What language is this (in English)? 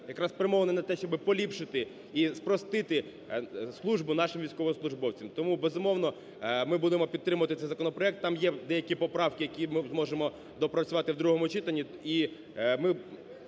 Ukrainian